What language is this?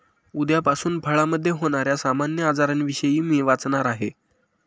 Marathi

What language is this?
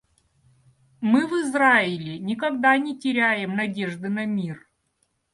Russian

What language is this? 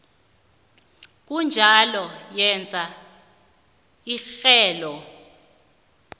South Ndebele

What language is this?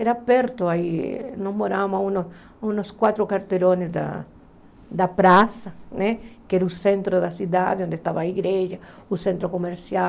Portuguese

